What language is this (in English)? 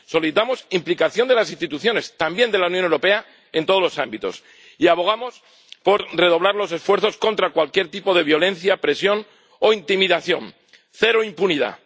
Spanish